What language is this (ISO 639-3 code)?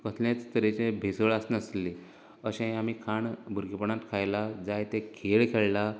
kok